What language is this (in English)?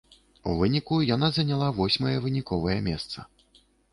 Belarusian